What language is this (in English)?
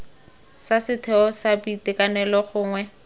Tswana